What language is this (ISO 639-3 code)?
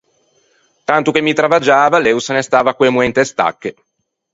lij